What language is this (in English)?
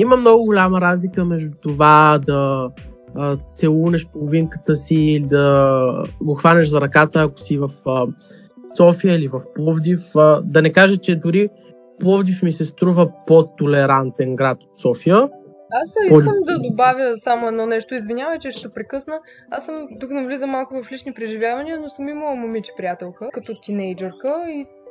Bulgarian